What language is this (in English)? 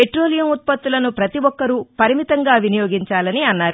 Telugu